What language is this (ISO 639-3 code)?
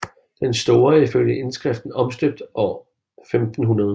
dan